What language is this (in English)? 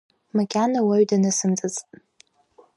Abkhazian